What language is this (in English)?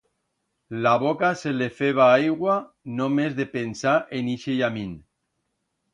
Aragonese